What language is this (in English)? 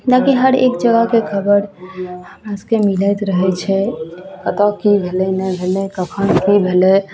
Maithili